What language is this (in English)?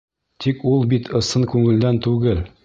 Bashkir